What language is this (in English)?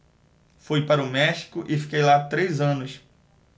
Portuguese